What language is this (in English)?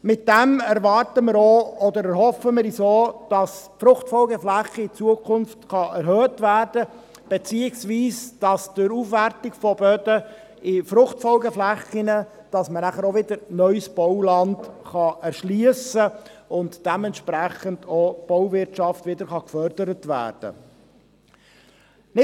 Swiss German